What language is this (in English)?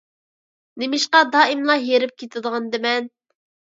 Uyghur